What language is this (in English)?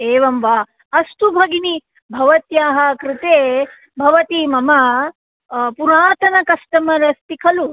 Sanskrit